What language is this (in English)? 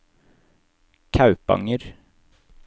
Norwegian